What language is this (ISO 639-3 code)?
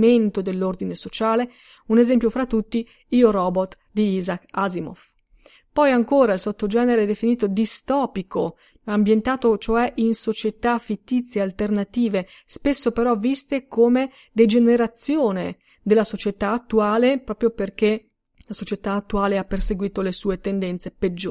ita